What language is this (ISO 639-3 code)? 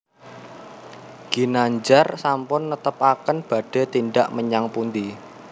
jav